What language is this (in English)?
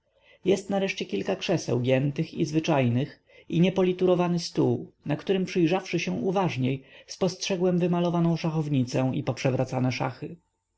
Polish